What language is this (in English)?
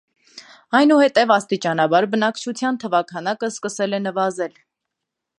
Armenian